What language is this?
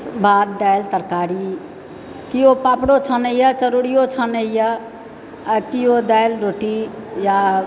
Maithili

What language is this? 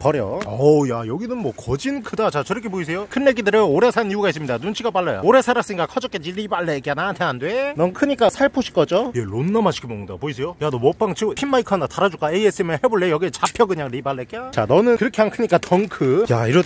Korean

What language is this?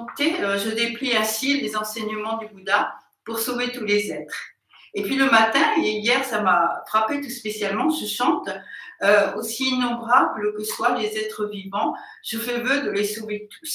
French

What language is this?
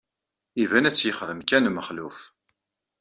Kabyle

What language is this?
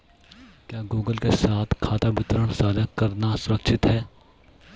Hindi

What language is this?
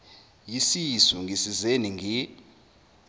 Zulu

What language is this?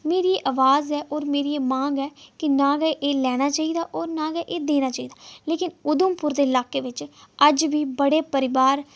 Dogri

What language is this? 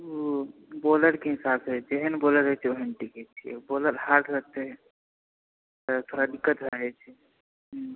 Maithili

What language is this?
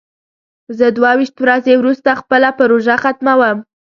Pashto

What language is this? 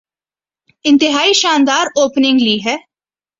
Urdu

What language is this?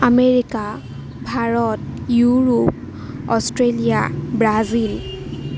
Assamese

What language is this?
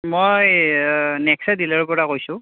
Assamese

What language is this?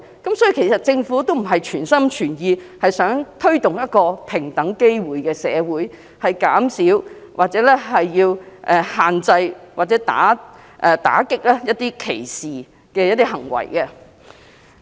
Cantonese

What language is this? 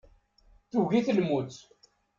Kabyle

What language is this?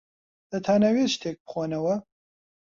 Central Kurdish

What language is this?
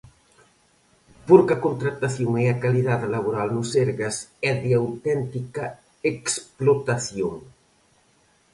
Galician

